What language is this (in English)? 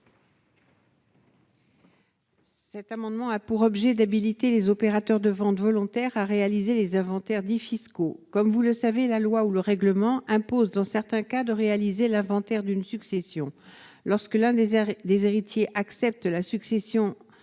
French